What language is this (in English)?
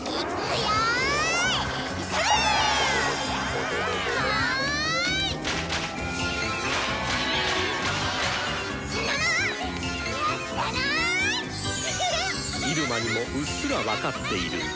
Japanese